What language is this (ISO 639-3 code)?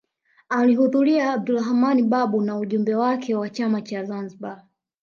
swa